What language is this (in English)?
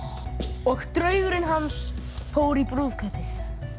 Icelandic